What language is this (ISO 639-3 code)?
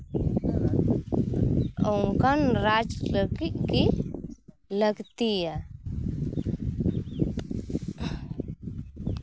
sat